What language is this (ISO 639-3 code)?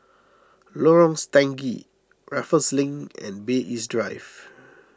eng